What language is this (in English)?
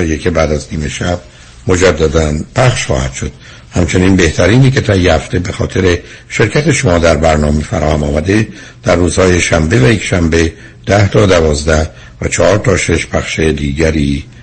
Persian